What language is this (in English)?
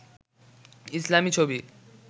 Bangla